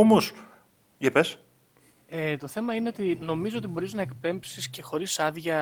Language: Greek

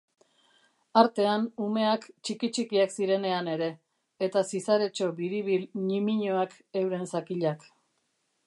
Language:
Basque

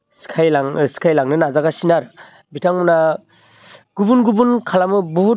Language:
Bodo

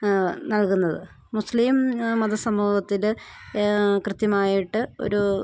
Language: Malayalam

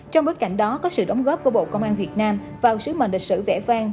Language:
Vietnamese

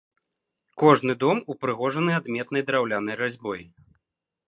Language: Belarusian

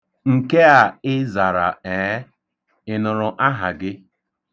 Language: Igbo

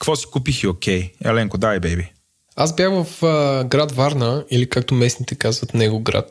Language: Bulgarian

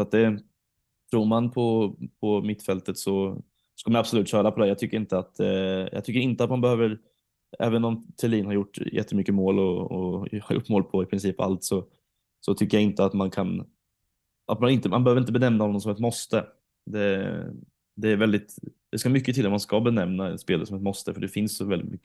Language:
Swedish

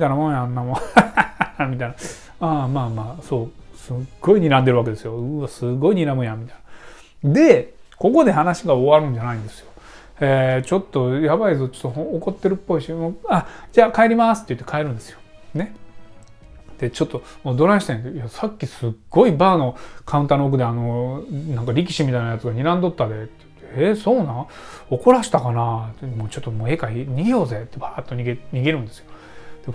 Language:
Japanese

